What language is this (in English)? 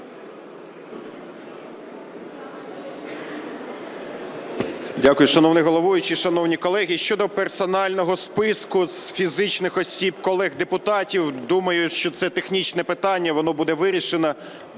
Ukrainian